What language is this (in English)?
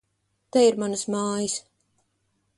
Latvian